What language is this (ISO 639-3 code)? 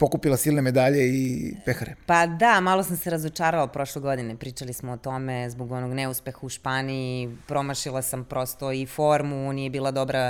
hrv